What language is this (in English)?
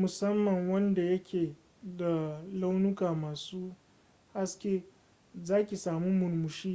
Hausa